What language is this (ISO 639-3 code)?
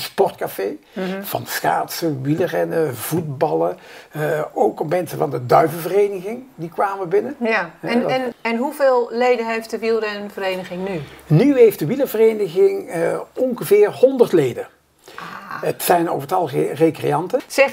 nld